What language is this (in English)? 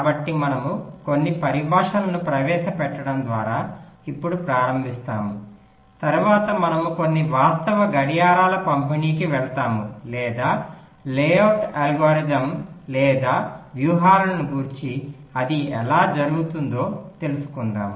Telugu